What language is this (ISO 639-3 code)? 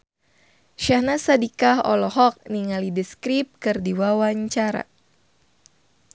sun